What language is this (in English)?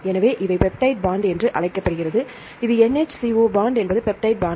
Tamil